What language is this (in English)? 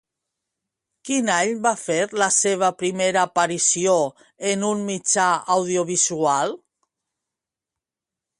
Catalan